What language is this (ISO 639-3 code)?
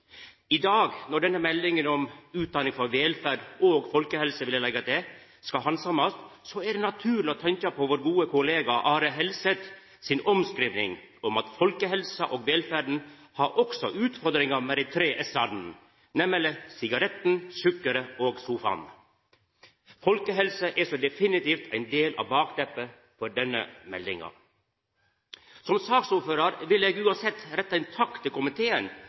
nno